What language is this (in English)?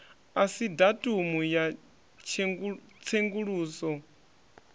Venda